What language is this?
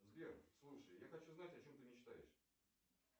Russian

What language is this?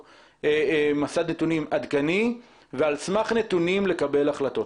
Hebrew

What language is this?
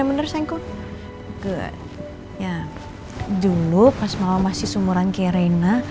Indonesian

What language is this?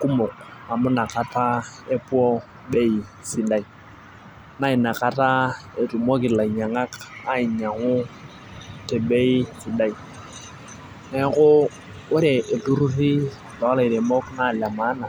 Masai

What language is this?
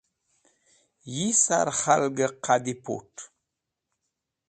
Wakhi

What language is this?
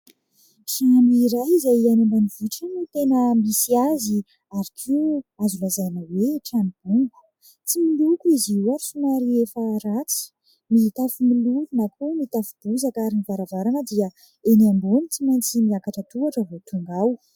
Malagasy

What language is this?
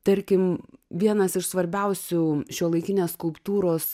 Lithuanian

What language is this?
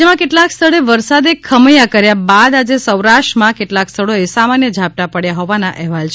Gujarati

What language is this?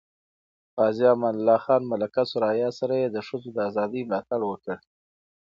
Pashto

